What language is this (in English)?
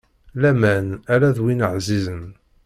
Kabyle